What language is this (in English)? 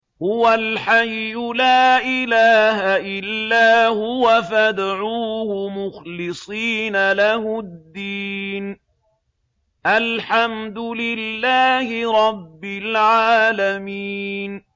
Arabic